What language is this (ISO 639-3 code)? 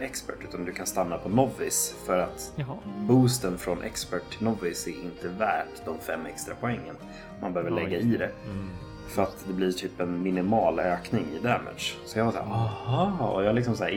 swe